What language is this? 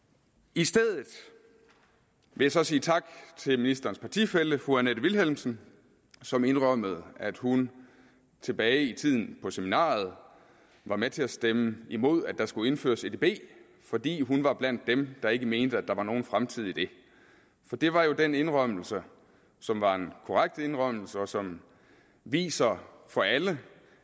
Danish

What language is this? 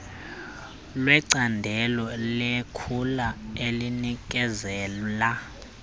Xhosa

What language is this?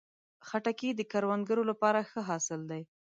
Pashto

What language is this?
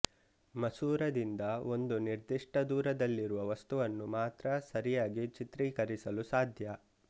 Kannada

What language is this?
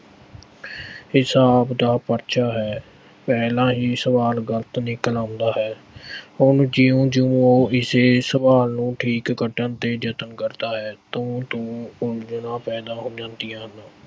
Punjabi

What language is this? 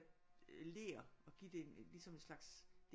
Danish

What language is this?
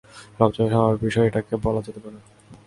Bangla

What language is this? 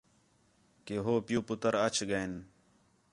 Khetrani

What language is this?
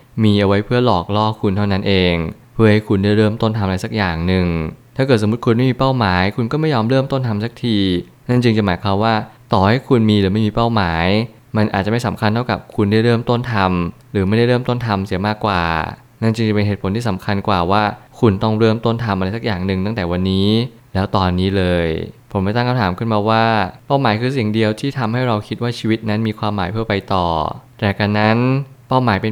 Thai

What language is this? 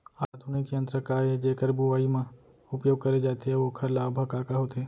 Chhattisgarhi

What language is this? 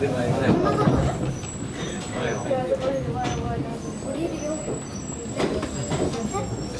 Japanese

